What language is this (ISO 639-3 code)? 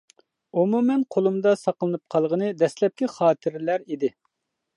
uig